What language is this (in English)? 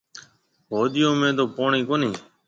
Marwari (Pakistan)